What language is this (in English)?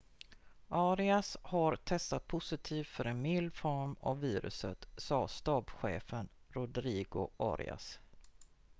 Swedish